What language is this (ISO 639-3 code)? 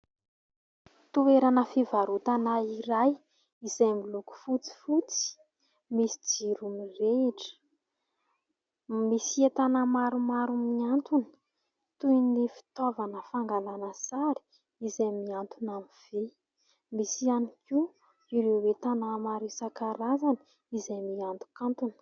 mlg